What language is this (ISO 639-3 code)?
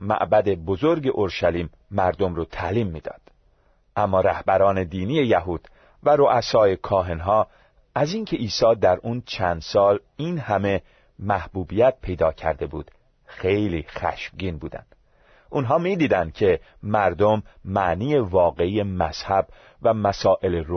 fas